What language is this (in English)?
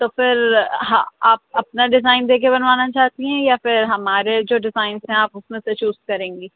Urdu